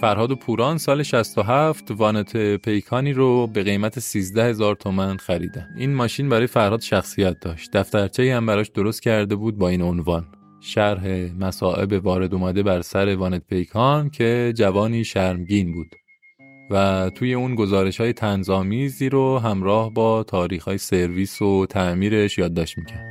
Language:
Persian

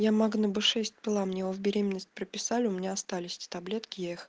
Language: Russian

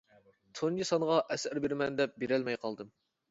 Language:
Uyghur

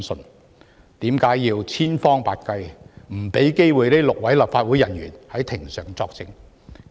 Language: Cantonese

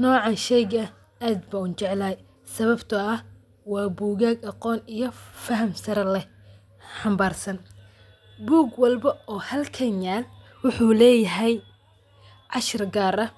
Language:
Somali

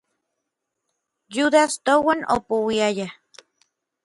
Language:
Orizaba Nahuatl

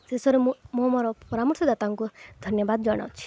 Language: Odia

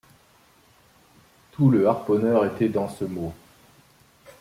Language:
French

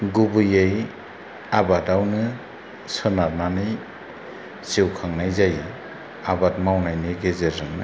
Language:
Bodo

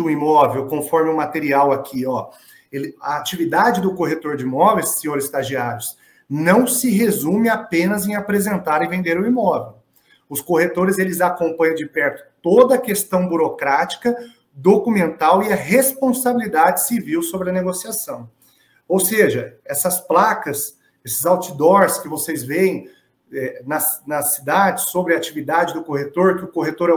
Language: Portuguese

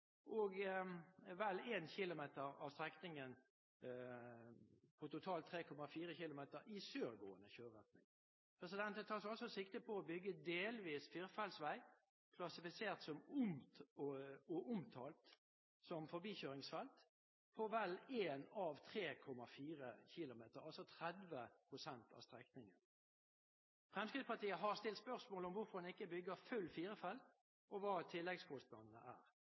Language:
Norwegian Bokmål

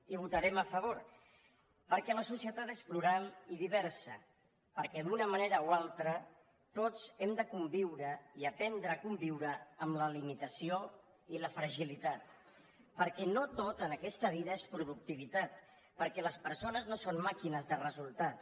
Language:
Catalan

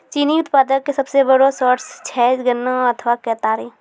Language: Maithili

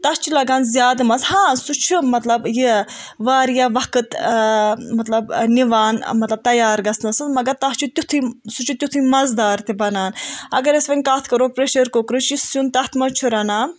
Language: Kashmiri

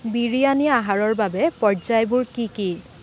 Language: Assamese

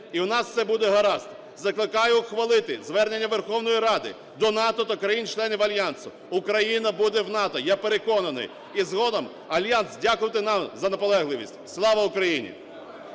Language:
Ukrainian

